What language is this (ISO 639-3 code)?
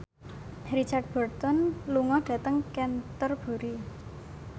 jav